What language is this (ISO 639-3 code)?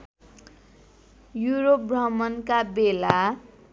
nep